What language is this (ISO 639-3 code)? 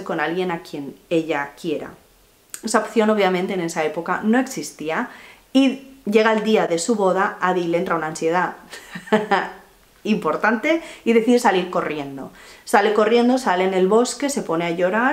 spa